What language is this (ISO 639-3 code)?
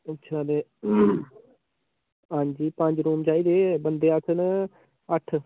doi